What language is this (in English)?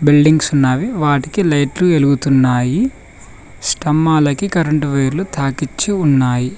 Telugu